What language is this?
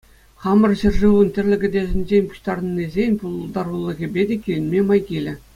Chuvash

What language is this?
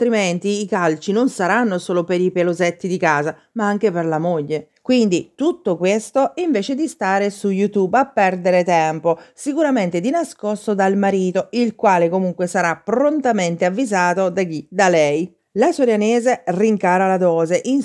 Italian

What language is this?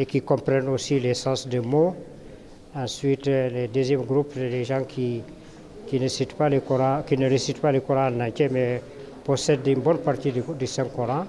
French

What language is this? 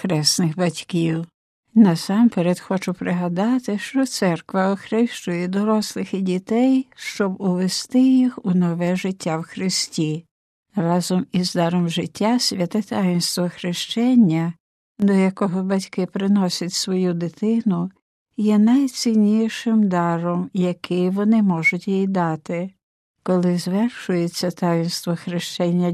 Ukrainian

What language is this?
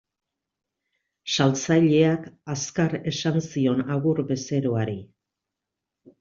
Basque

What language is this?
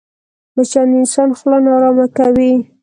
Pashto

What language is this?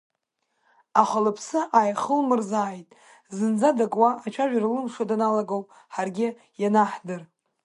Abkhazian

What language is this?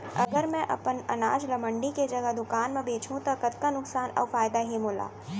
Chhattisgarhi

